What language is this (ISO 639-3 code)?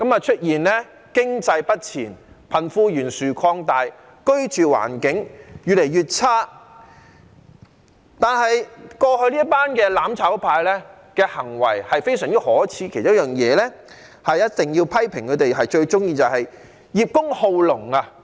yue